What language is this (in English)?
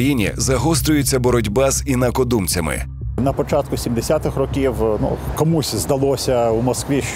Ukrainian